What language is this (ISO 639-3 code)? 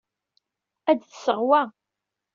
kab